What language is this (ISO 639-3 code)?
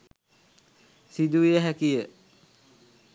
sin